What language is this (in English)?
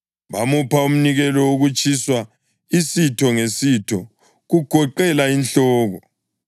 North Ndebele